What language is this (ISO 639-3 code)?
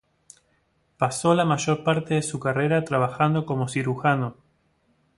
spa